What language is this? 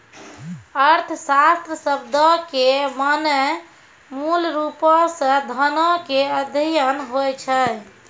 Maithili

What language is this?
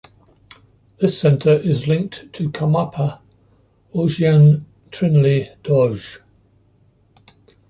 English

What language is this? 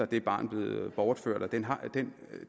Danish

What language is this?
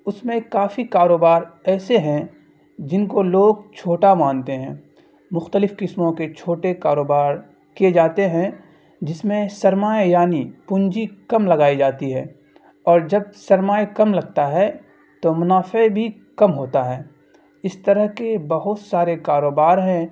Urdu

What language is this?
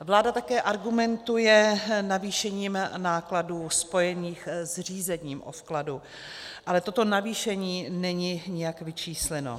Czech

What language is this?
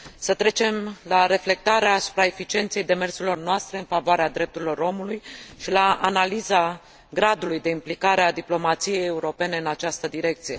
Romanian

